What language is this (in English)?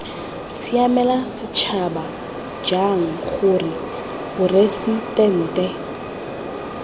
Tswana